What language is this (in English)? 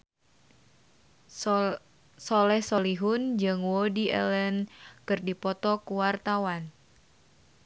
Sundanese